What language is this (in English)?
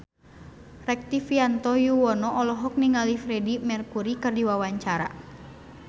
Sundanese